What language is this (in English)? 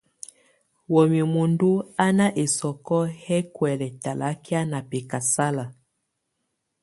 Tunen